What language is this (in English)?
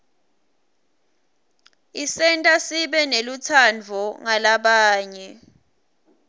Swati